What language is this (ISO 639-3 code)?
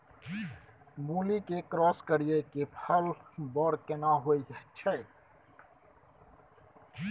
mai